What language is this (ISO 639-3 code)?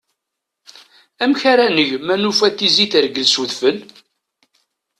kab